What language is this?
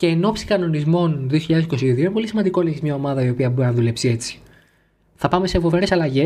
Greek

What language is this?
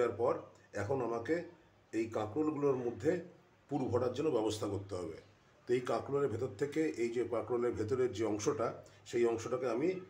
Hindi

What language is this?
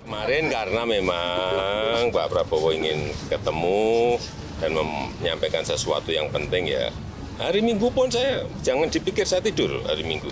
Indonesian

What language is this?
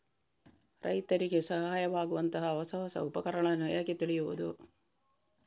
Kannada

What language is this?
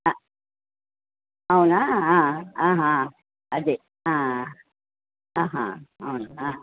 Telugu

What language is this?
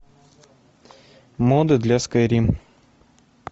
Russian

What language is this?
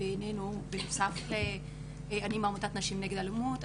Hebrew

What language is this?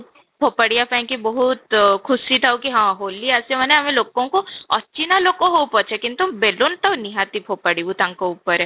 Odia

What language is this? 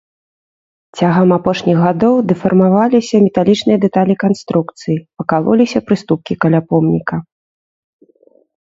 Belarusian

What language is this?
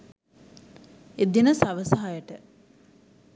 Sinhala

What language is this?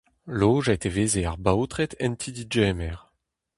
Breton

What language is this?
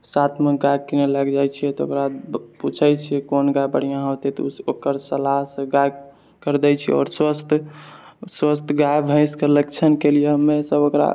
Maithili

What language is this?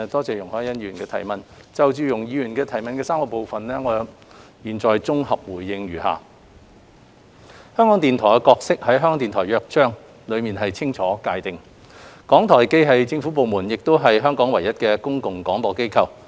Cantonese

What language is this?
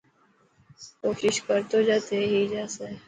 Dhatki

